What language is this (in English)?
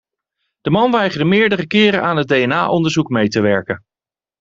Dutch